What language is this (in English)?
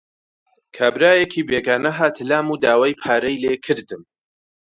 Central Kurdish